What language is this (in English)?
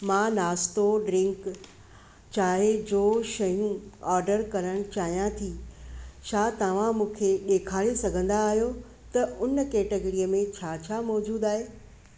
Sindhi